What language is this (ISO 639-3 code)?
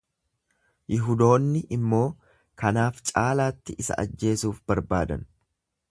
orm